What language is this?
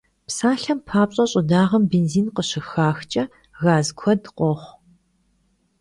Kabardian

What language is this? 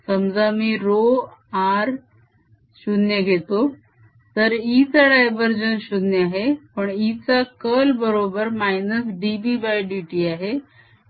Marathi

